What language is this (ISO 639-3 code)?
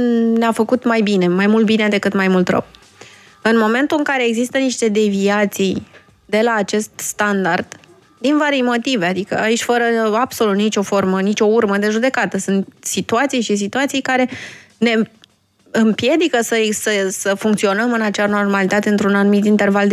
ron